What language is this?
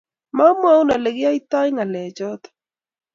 Kalenjin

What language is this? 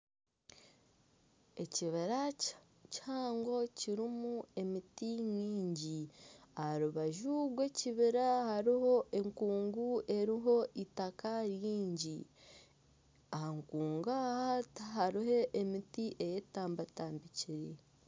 Nyankole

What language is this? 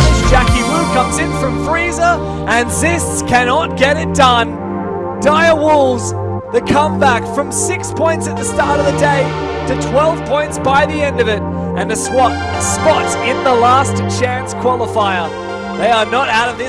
English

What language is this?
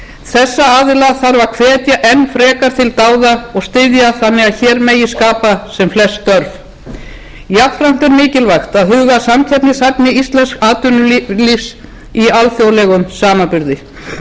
Icelandic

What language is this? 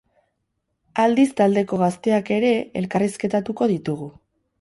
Basque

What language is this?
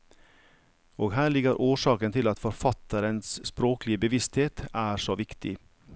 Norwegian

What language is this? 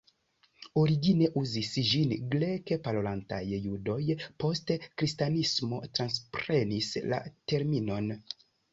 Esperanto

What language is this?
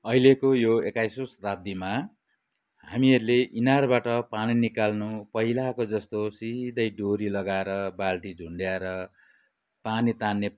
Nepali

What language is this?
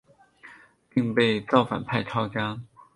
Chinese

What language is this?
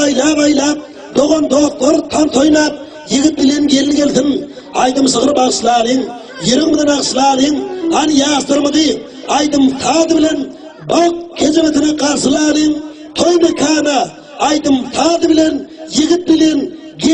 Turkish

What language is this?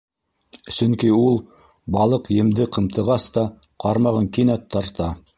Bashkir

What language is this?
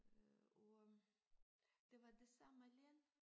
Danish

